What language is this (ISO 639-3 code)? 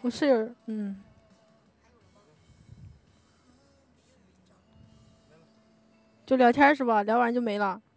zho